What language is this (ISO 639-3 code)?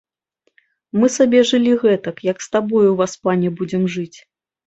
bel